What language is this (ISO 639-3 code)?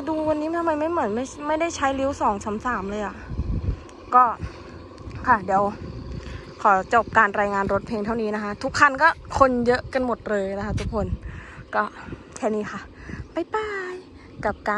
tha